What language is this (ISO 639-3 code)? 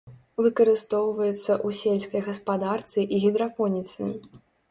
bel